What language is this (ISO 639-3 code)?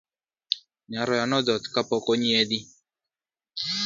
luo